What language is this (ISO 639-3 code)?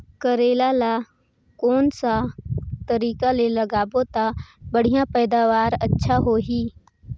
hne